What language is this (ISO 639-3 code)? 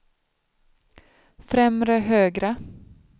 swe